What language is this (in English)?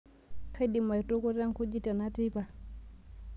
Masai